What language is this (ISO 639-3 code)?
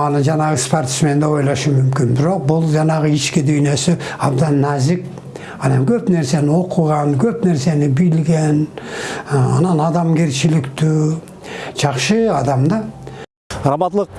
tur